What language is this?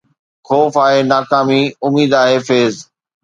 Sindhi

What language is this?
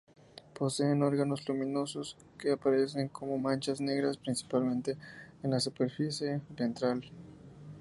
Spanish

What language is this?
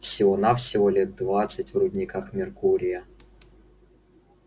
Russian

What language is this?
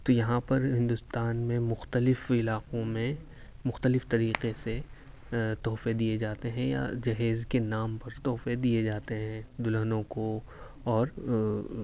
Urdu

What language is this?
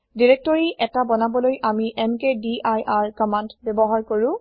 Assamese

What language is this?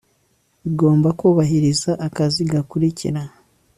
Kinyarwanda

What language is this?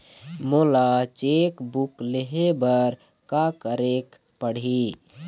Chhattisgarhi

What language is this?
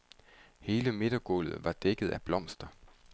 Danish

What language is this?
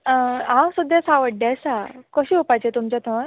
Konkani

